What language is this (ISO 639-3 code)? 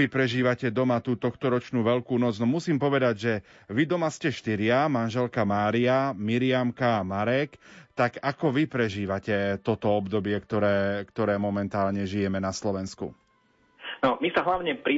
slk